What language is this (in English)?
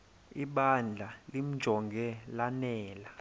Xhosa